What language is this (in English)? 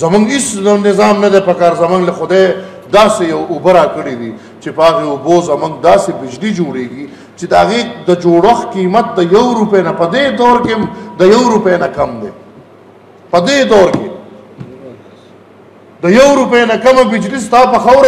Arabic